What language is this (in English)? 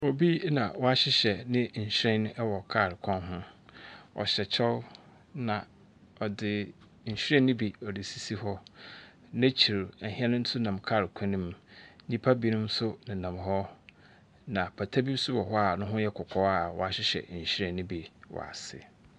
Akan